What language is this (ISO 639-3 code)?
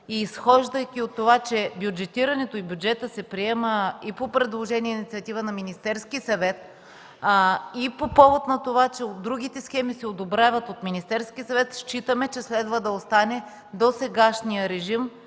bul